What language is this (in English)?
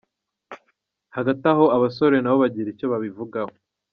Kinyarwanda